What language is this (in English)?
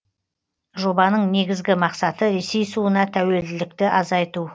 Kazakh